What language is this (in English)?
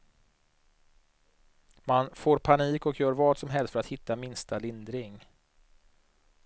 Swedish